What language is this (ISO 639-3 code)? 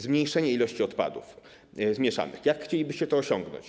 pol